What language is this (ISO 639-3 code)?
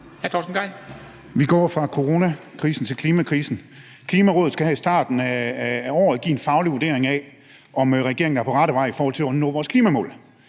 dan